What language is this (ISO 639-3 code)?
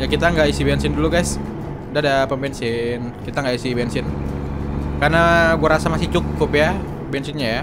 ind